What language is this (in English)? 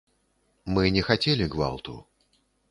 Belarusian